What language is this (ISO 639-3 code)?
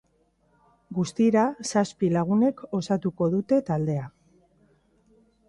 eus